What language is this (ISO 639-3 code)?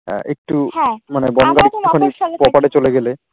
ben